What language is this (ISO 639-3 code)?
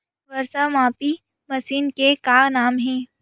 hne